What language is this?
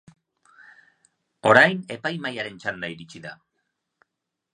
Basque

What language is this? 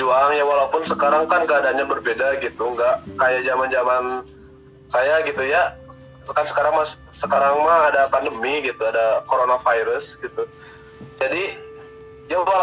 Indonesian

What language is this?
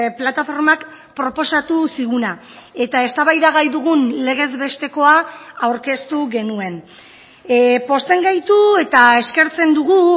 Basque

